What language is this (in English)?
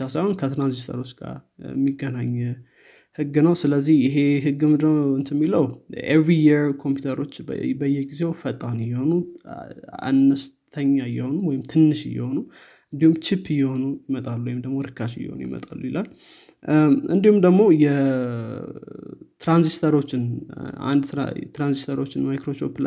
Amharic